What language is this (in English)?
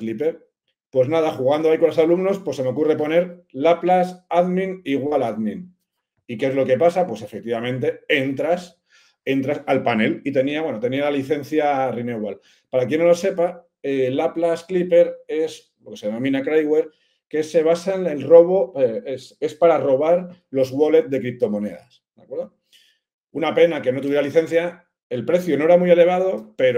Spanish